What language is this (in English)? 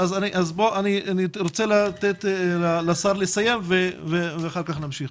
Hebrew